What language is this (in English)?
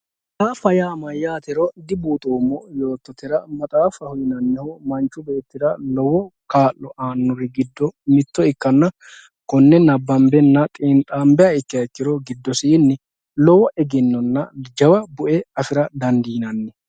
Sidamo